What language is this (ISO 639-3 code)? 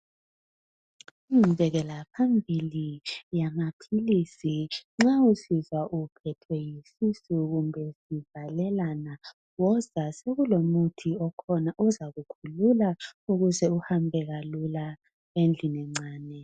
nde